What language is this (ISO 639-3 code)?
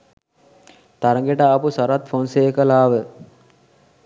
sin